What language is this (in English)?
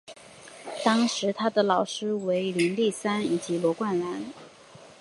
Chinese